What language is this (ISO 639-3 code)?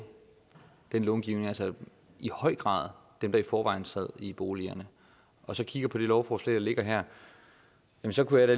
dan